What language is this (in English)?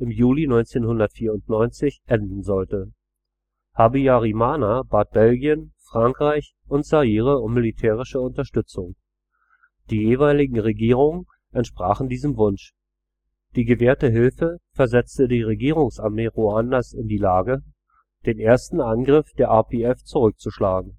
German